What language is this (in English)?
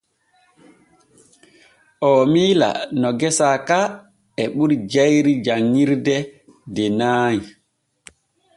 Borgu Fulfulde